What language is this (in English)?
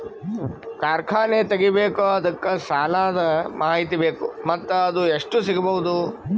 Kannada